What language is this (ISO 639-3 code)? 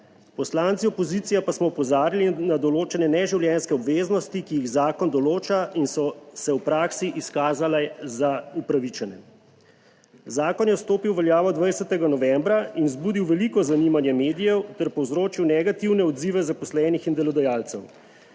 slv